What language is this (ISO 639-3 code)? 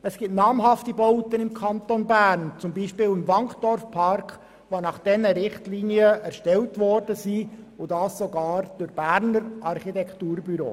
gsw